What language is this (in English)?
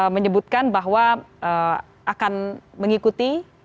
Indonesian